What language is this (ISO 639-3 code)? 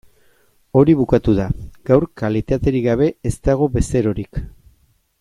eus